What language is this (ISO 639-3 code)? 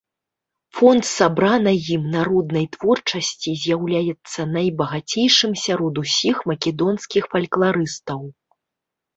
bel